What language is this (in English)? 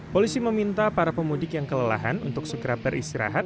Indonesian